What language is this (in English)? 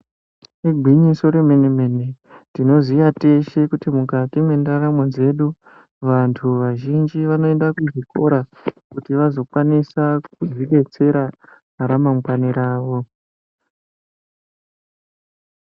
Ndau